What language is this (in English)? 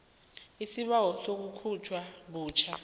South Ndebele